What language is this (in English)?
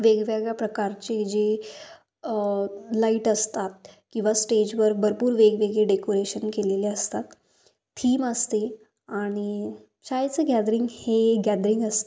Marathi